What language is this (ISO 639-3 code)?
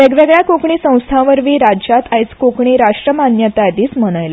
kok